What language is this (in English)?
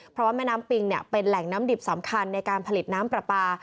Thai